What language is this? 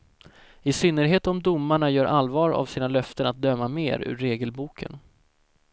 Swedish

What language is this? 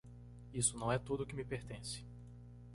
Portuguese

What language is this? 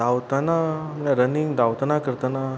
Konkani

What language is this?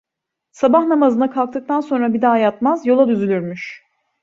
Turkish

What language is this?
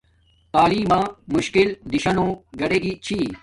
Domaaki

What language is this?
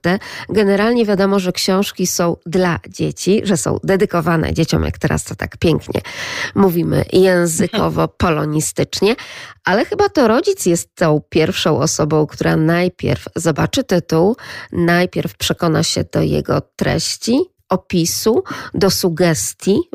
Polish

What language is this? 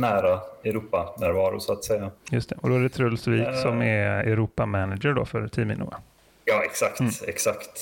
Swedish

